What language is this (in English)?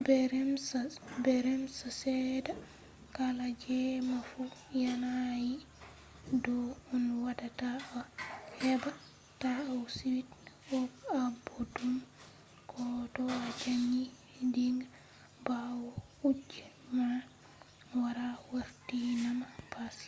Fula